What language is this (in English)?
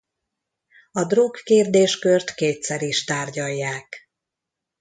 Hungarian